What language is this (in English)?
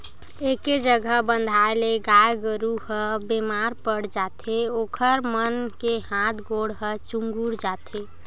Chhattisgarhi